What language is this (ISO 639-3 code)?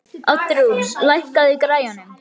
isl